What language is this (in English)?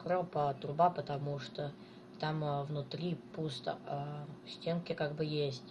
Russian